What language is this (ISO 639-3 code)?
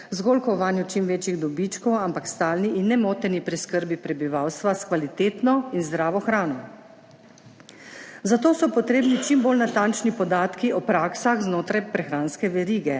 slv